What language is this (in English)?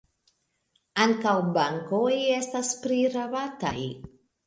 Esperanto